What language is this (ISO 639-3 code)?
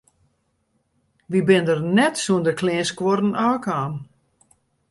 fry